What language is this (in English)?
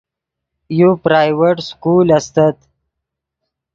Yidgha